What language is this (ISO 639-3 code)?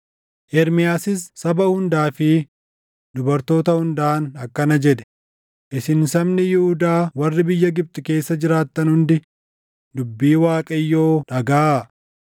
orm